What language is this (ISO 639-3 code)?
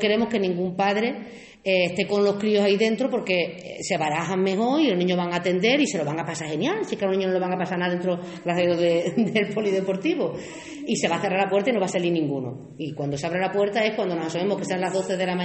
spa